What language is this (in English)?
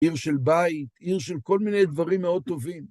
Hebrew